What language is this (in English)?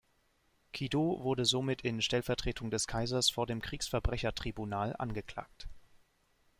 German